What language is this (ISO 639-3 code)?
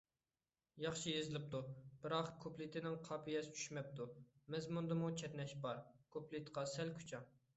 uig